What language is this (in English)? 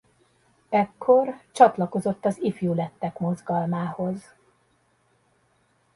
Hungarian